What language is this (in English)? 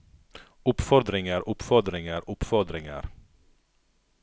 Norwegian